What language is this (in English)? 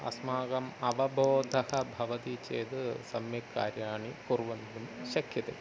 Sanskrit